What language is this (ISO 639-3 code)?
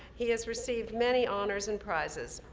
eng